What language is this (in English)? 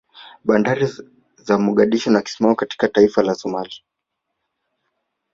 Swahili